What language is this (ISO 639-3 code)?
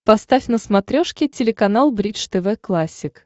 rus